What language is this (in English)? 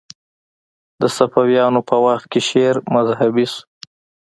Pashto